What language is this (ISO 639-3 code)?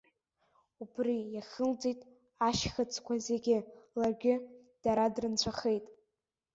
abk